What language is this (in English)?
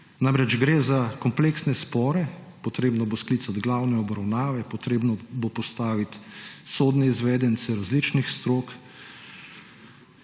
Slovenian